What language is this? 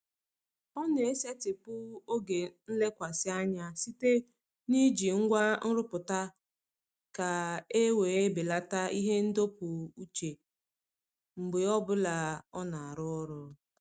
Igbo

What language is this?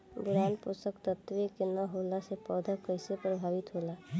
Bhojpuri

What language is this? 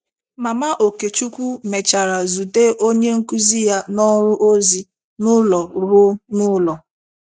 Igbo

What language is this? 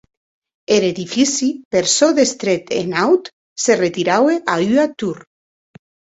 Occitan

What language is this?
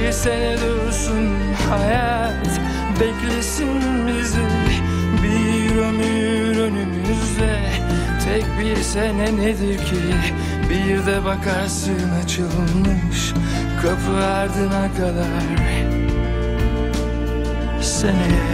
Turkish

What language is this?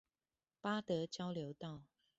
Chinese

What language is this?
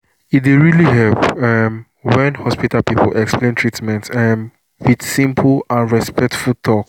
Nigerian Pidgin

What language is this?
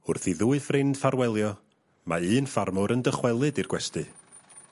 Welsh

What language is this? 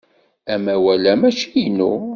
Kabyle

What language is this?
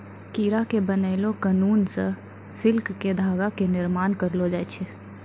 Maithili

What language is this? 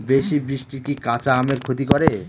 Bangla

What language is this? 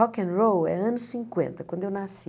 Portuguese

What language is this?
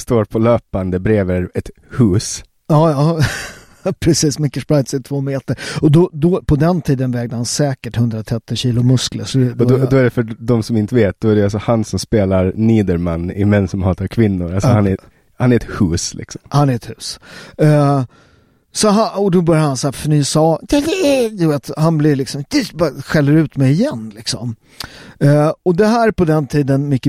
Swedish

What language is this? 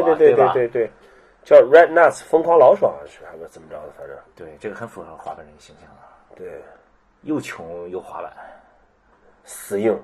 Chinese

